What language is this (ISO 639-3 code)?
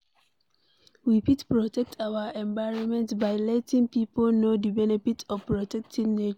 pcm